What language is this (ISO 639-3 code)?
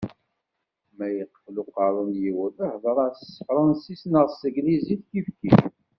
kab